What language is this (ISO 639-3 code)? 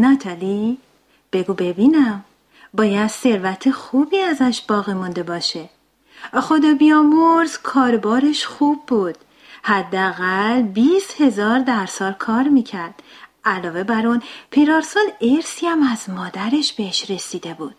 fas